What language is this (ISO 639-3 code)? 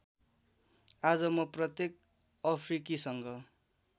nep